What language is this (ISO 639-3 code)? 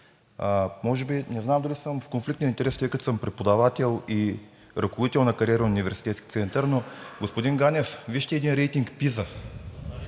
bul